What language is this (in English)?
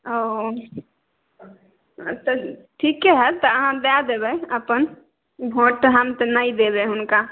Maithili